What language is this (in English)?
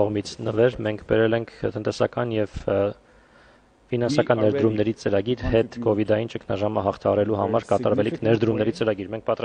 Turkish